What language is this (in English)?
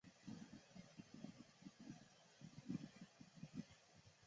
Chinese